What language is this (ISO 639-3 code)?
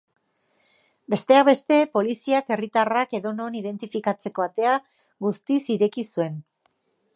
eus